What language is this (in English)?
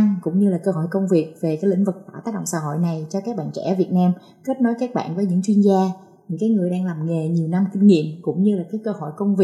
Vietnamese